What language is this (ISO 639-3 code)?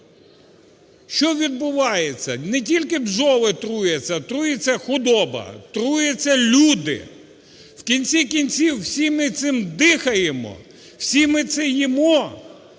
ukr